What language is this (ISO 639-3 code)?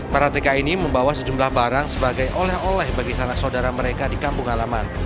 ind